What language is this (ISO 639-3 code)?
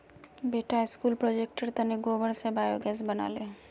mag